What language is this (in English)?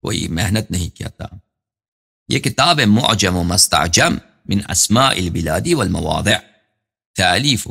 Arabic